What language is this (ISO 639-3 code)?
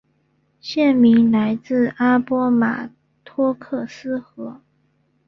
zho